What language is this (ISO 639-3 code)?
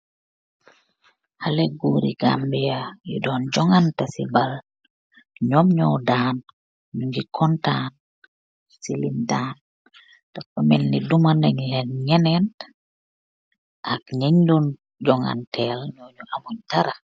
wol